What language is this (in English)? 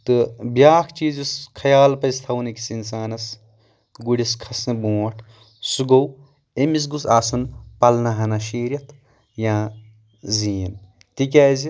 Kashmiri